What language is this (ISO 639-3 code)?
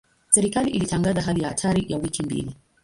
swa